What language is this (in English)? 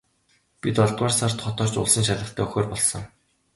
Mongolian